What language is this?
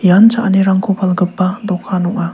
Garo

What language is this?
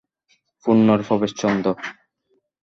Bangla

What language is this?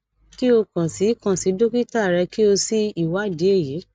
Yoruba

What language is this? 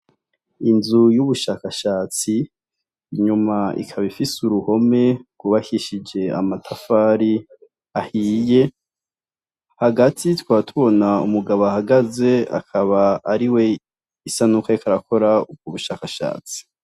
Rundi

